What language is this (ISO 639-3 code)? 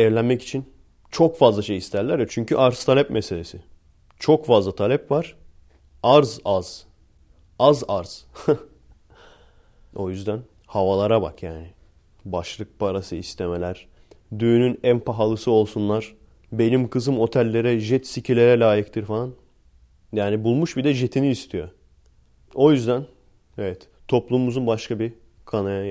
tur